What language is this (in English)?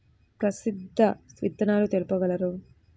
Telugu